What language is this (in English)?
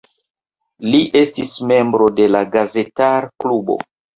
Esperanto